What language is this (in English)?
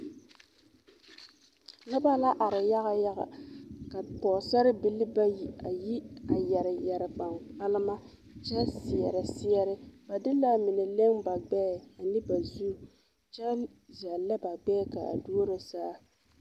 Southern Dagaare